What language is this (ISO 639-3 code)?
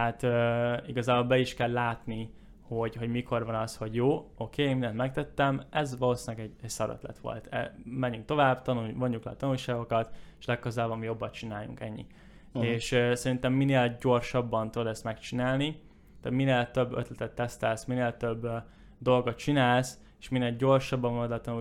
hun